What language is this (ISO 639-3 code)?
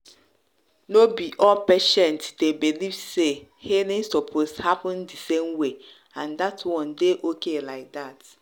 pcm